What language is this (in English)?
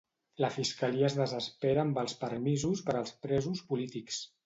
Catalan